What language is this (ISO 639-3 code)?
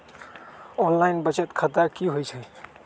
mag